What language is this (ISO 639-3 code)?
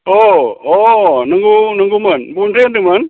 brx